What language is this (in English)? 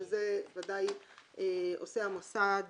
Hebrew